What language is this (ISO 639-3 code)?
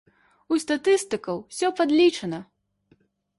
bel